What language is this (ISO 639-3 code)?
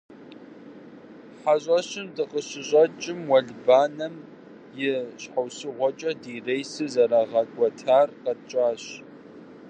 kbd